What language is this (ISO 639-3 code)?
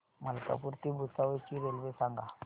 mar